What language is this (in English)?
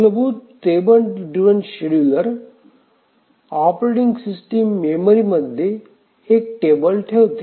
Marathi